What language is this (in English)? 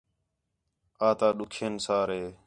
Khetrani